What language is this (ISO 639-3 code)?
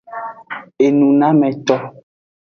ajg